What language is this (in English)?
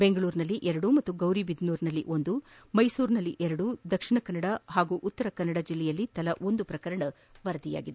Kannada